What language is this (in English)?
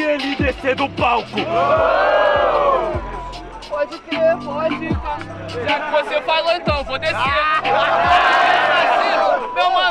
Portuguese